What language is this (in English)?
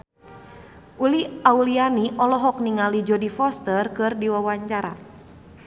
Sundanese